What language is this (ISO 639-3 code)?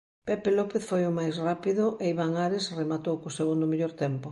glg